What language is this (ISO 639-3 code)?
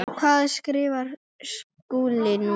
isl